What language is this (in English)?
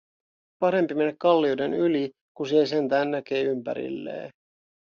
Finnish